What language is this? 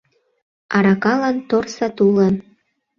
Mari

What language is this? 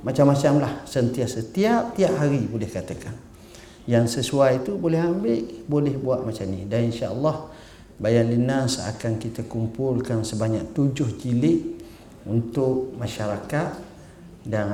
Malay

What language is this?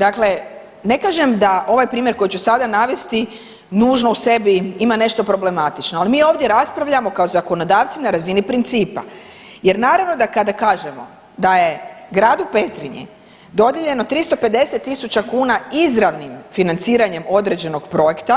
Croatian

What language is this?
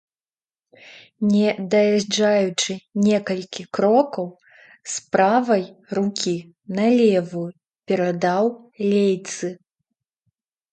Belarusian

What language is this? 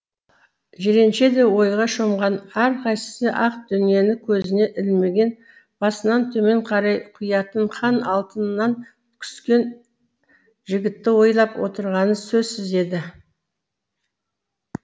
Kazakh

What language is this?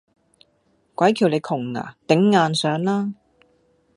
Cantonese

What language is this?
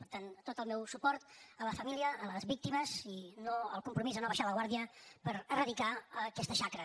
Catalan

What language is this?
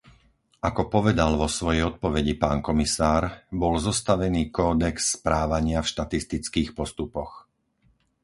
Slovak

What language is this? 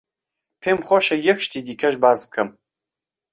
Central Kurdish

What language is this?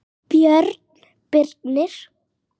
Icelandic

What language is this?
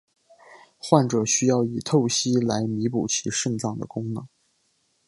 Chinese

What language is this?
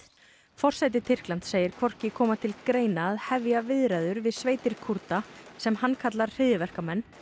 Icelandic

